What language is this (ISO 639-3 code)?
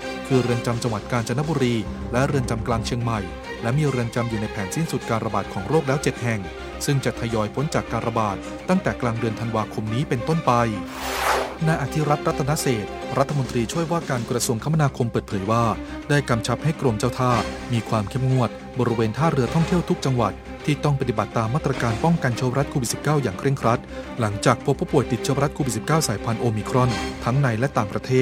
tha